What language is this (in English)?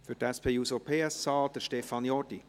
Swiss German